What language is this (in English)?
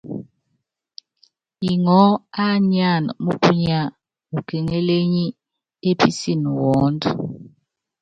Yangben